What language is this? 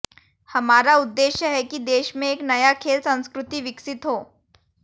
Hindi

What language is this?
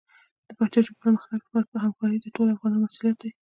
Pashto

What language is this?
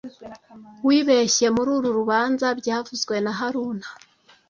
Kinyarwanda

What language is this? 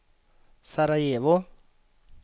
Swedish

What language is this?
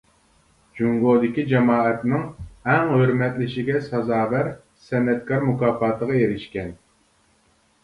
Uyghur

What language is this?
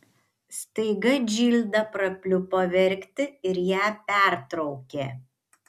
Lithuanian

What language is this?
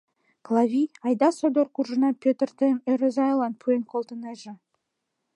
Mari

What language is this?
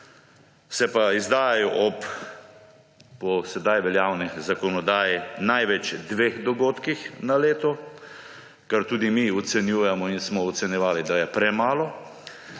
Slovenian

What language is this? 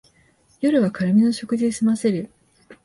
Japanese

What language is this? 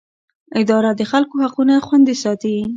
Pashto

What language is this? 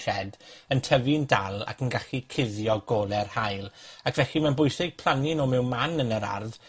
Welsh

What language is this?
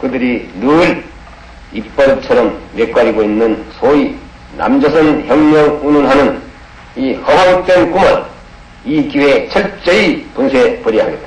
Korean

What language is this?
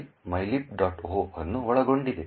Kannada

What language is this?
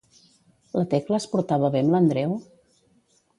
Catalan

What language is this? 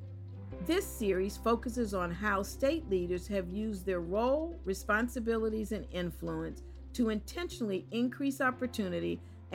English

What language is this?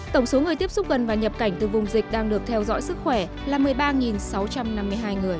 Vietnamese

